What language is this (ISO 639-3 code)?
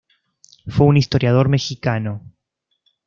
spa